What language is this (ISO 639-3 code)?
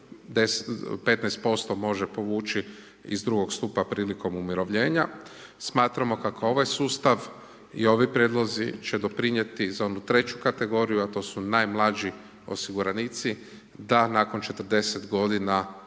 hrv